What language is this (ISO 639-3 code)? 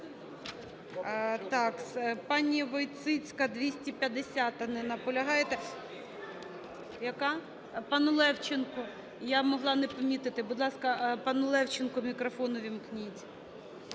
ukr